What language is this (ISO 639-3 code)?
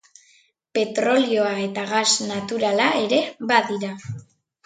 eus